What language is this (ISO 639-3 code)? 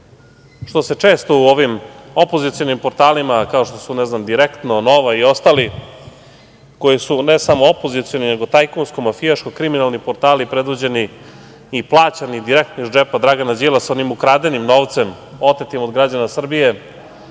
srp